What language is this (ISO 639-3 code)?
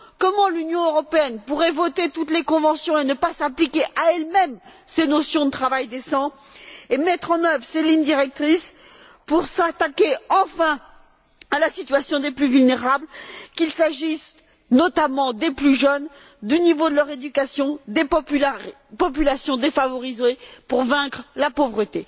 fra